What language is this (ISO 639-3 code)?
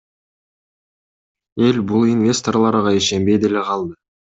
kir